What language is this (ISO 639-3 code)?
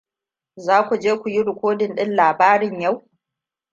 hau